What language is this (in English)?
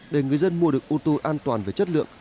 Vietnamese